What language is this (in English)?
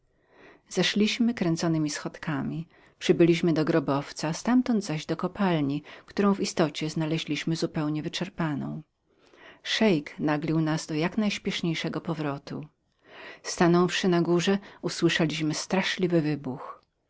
Polish